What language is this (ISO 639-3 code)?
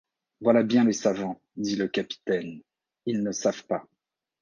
fra